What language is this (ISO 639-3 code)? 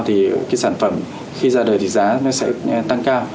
vie